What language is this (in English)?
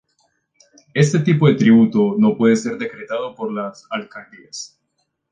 Spanish